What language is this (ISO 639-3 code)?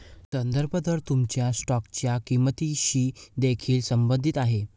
mar